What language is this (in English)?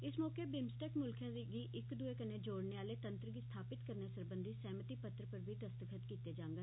Dogri